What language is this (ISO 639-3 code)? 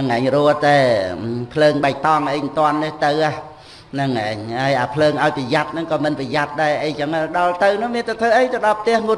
vie